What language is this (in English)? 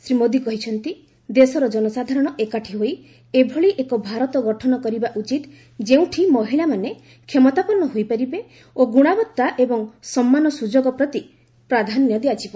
Odia